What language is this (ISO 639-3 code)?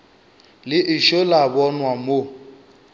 nso